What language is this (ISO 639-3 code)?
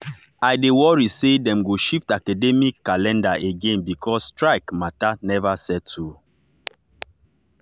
pcm